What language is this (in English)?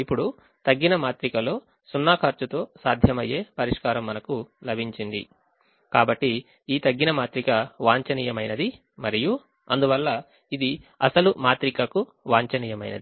Telugu